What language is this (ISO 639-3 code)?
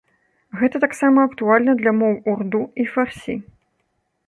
bel